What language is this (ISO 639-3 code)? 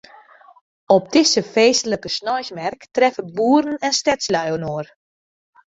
fry